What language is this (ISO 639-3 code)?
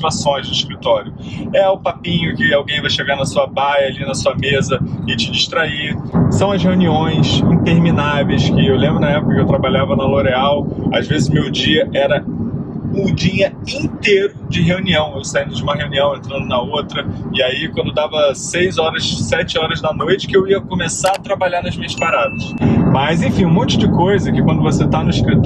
por